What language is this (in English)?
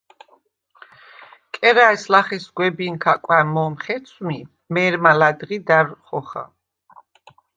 Svan